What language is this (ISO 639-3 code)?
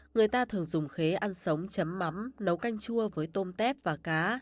vie